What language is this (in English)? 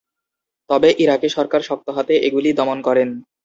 Bangla